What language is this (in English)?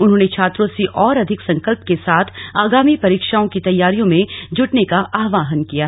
Hindi